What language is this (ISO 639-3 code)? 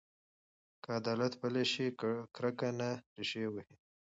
pus